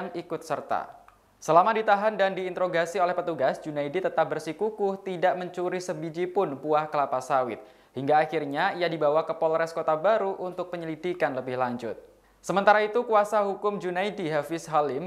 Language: Indonesian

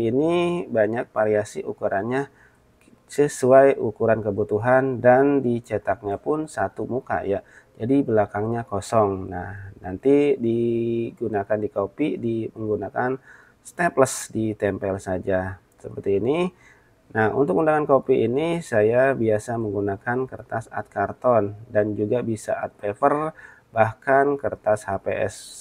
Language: Indonesian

